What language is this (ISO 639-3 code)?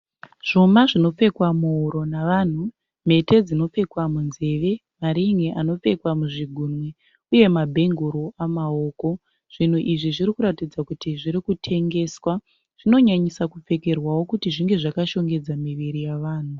sna